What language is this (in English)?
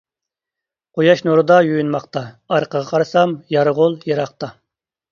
Uyghur